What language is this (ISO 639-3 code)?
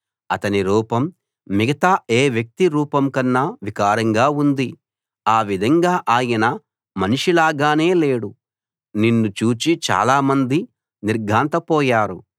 tel